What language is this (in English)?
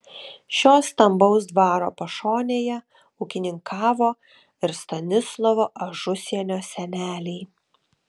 Lithuanian